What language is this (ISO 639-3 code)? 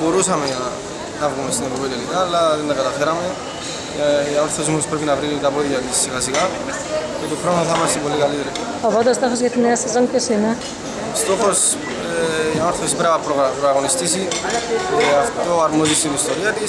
ell